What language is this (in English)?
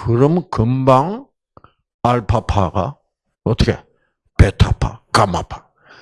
Korean